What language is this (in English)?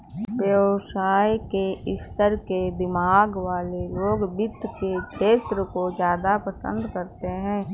Hindi